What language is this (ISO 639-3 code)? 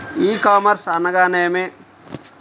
tel